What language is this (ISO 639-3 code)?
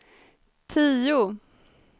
swe